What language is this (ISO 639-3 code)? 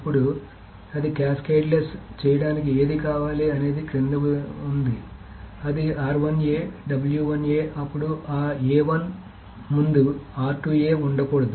tel